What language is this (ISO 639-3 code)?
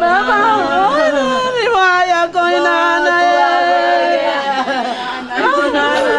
ind